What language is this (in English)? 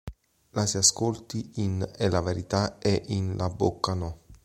Italian